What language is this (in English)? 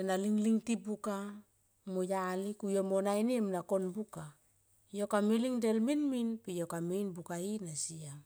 Tomoip